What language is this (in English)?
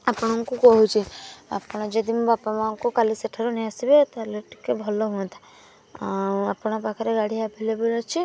Odia